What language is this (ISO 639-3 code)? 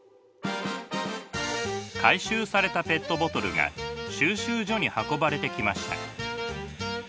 jpn